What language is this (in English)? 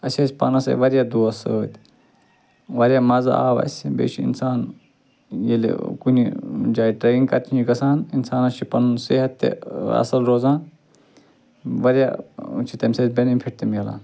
Kashmiri